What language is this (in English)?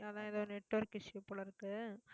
Tamil